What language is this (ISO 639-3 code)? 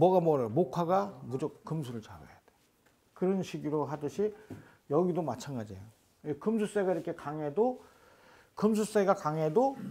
kor